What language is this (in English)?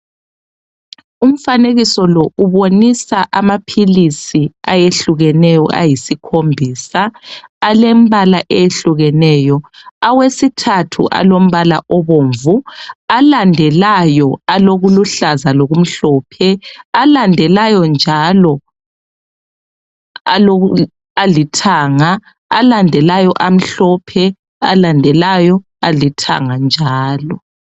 North Ndebele